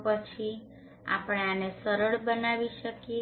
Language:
Gujarati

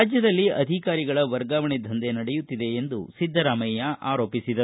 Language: Kannada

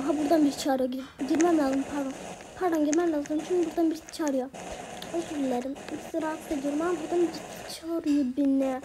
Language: Turkish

